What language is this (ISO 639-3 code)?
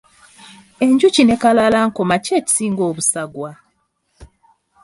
lug